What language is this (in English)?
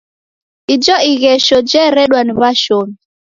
Taita